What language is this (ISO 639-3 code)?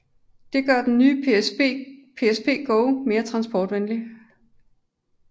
dan